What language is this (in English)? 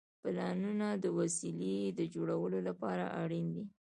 Pashto